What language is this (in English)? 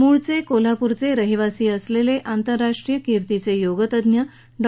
Marathi